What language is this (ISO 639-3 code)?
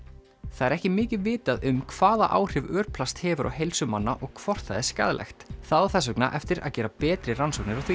isl